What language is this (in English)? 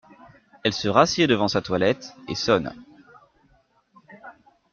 French